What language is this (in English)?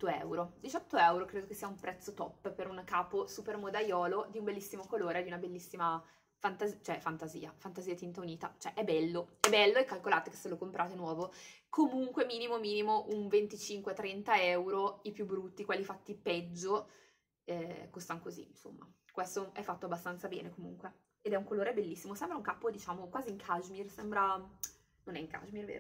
Italian